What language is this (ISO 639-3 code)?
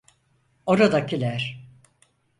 tur